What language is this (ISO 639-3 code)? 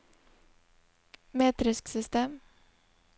nor